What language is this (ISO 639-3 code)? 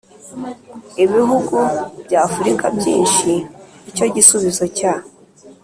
kin